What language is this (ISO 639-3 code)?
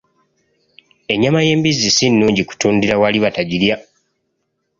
lug